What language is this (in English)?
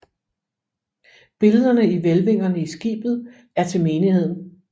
Danish